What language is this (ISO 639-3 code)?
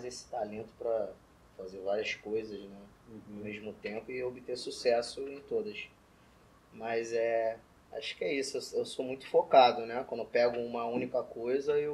por